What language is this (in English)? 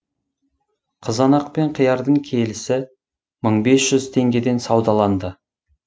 Kazakh